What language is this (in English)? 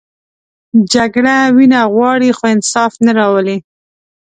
Pashto